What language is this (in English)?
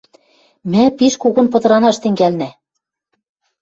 Western Mari